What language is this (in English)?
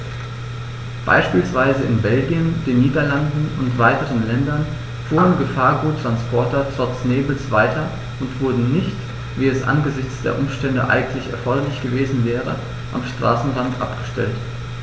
German